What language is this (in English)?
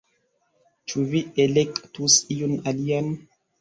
Esperanto